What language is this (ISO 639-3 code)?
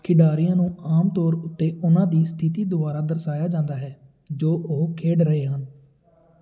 pan